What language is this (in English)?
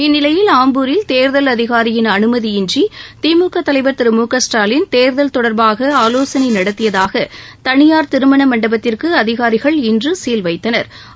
Tamil